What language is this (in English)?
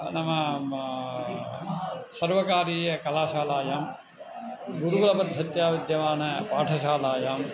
Sanskrit